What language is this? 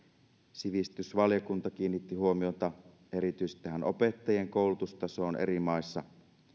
Finnish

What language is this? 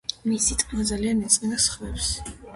Georgian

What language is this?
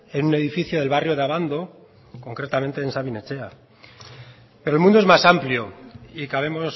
Spanish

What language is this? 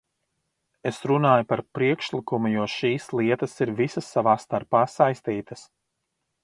Latvian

